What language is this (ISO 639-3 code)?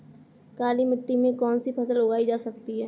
hin